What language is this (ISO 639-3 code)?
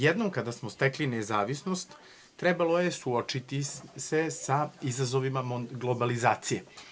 srp